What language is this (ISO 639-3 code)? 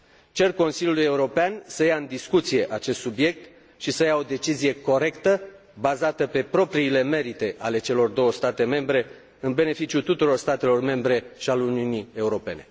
ron